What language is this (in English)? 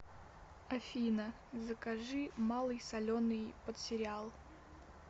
Russian